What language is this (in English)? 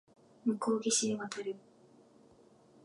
Japanese